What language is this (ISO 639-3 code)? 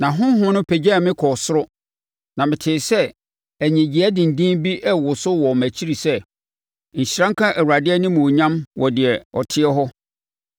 aka